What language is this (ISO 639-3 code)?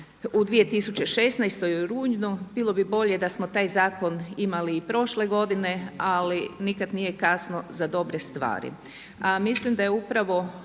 hrv